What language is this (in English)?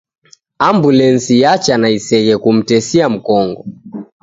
Taita